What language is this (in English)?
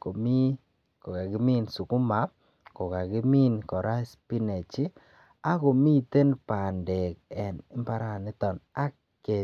Kalenjin